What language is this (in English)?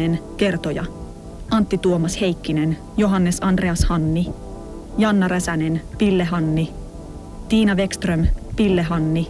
Finnish